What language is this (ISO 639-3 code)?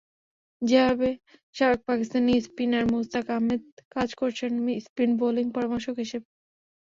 ben